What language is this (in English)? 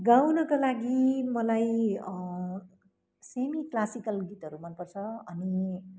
Nepali